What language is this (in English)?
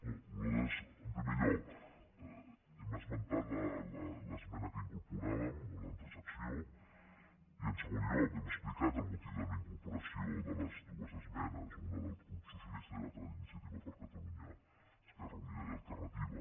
Catalan